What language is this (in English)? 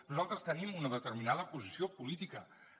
Catalan